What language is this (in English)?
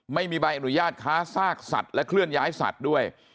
Thai